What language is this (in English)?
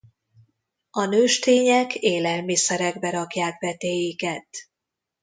Hungarian